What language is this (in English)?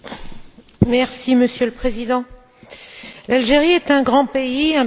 French